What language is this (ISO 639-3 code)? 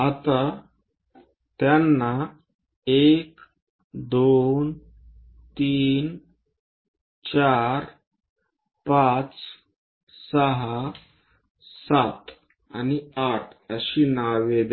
mar